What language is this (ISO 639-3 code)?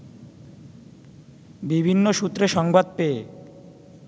ben